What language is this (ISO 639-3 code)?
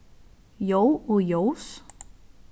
fao